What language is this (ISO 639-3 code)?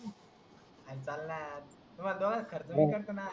mar